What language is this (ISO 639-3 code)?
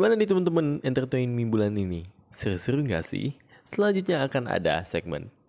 ind